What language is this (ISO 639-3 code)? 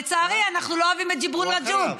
heb